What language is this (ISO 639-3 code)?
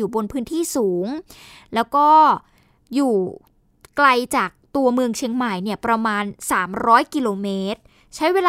tha